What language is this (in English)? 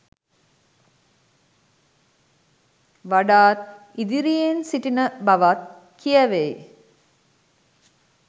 Sinhala